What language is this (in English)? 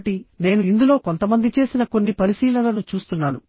Telugu